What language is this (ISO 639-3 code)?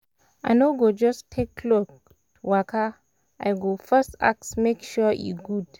pcm